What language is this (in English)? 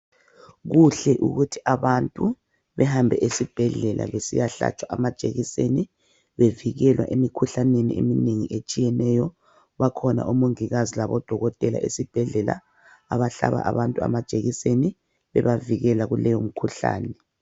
North Ndebele